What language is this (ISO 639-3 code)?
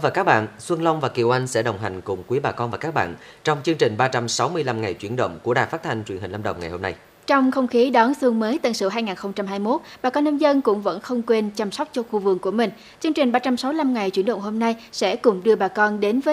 vie